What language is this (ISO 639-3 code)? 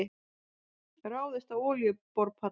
isl